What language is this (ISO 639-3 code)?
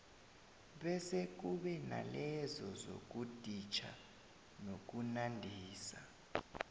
nbl